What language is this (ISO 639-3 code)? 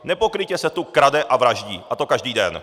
ces